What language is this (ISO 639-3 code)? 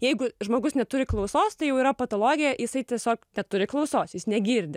lit